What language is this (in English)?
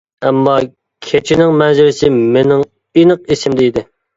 Uyghur